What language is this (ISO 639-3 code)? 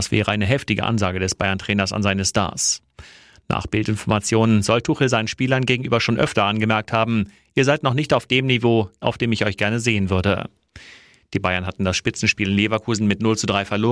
deu